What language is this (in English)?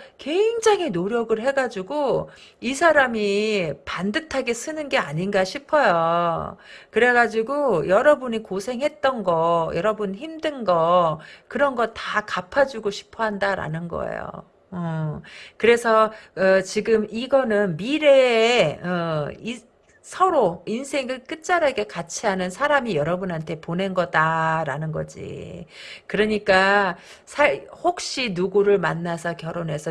Korean